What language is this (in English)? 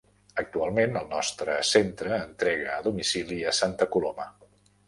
Catalan